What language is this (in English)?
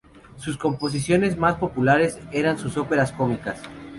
Spanish